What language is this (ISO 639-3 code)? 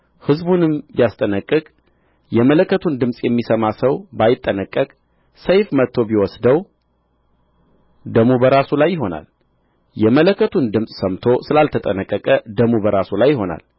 amh